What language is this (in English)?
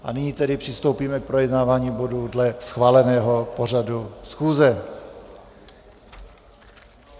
Czech